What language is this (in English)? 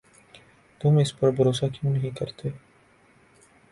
Urdu